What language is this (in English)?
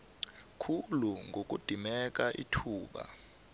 South Ndebele